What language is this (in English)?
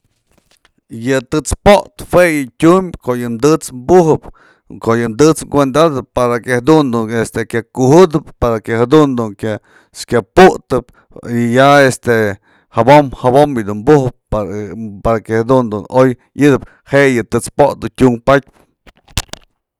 Mazatlán Mixe